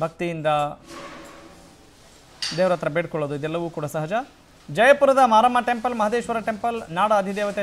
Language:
Hindi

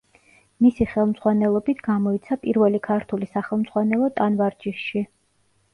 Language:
Georgian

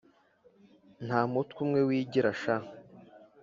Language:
Kinyarwanda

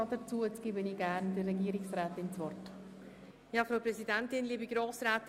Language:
Swiss German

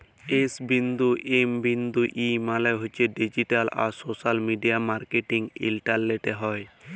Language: Bangla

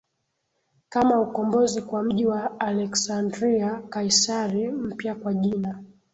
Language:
Swahili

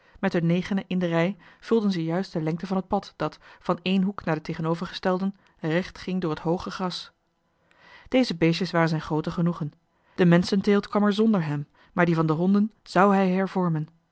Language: Dutch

